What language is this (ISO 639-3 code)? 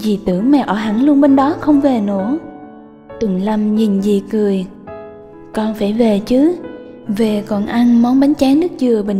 vie